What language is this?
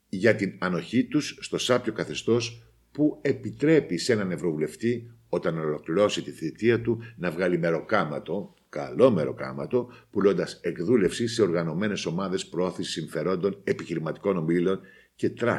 Greek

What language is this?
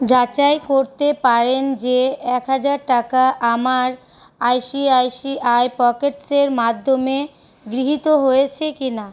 Bangla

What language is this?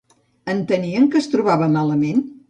Catalan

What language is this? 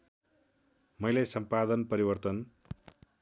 Nepali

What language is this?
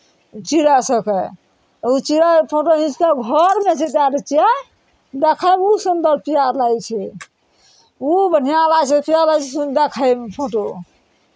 Maithili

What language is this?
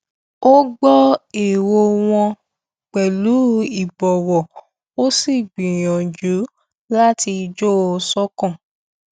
Yoruba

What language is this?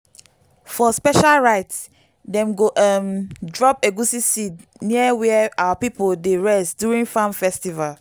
Nigerian Pidgin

